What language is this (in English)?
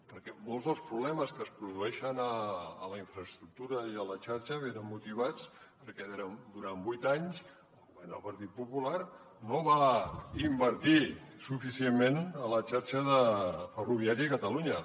Catalan